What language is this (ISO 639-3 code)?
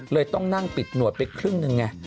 tha